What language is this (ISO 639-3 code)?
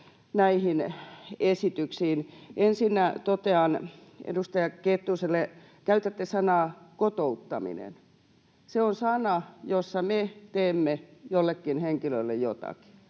fin